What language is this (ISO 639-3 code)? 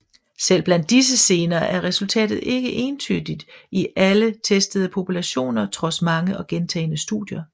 dan